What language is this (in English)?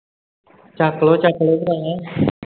Punjabi